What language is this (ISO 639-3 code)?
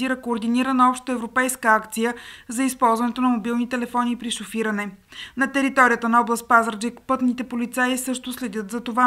bul